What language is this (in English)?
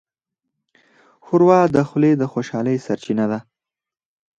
Pashto